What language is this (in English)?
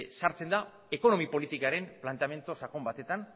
Basque